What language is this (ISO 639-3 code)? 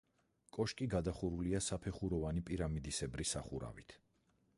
kat